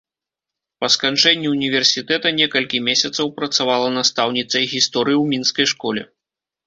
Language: Belarusian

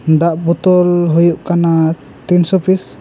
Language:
Santali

